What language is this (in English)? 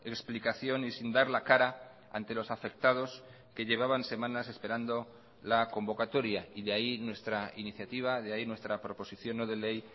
Spanish